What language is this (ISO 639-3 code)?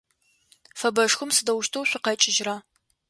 ady